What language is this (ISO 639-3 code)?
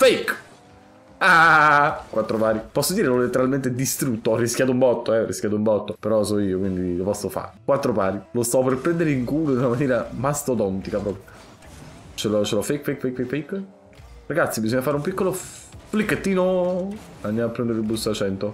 ita